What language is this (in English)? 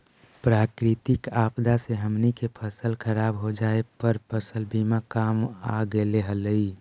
Magahi